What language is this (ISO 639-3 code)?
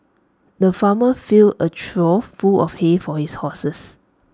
eng